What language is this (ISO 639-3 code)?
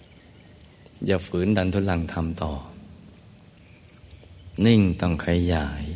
tha